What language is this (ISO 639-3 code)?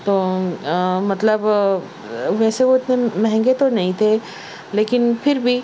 urd